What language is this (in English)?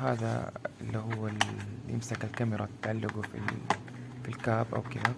Arabic